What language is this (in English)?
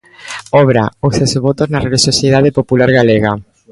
Galician